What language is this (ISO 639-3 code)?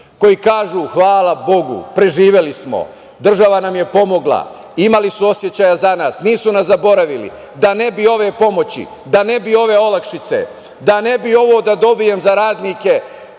srp